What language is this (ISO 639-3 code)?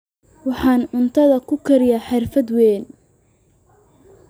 som